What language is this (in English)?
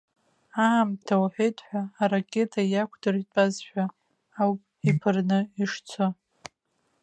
Abkhazian